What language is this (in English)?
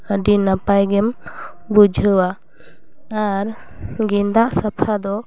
Santali